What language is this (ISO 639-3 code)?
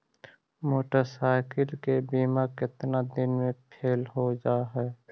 mag